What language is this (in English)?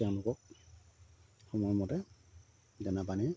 Assamese